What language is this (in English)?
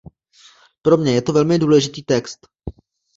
Czech